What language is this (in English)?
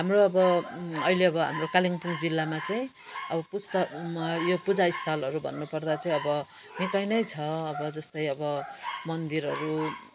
Nepali